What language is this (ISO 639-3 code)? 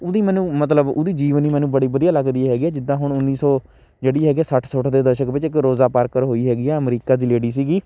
pan